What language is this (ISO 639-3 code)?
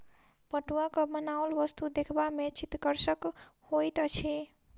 mai